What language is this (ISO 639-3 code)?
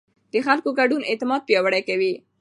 pus